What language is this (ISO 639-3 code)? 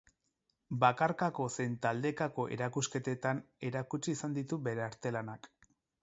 eus